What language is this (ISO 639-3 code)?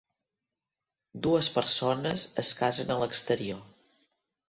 cat